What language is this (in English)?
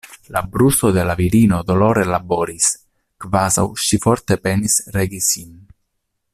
Esperanto